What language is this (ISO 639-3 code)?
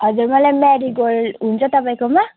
nep